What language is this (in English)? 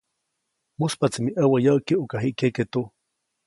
Copainalá Zoque